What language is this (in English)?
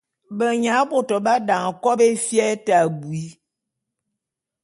Bulu